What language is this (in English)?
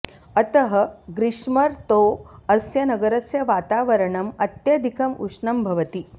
Sanskrit